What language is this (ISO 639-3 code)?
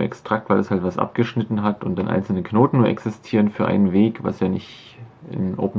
deu